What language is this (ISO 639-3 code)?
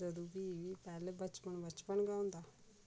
doi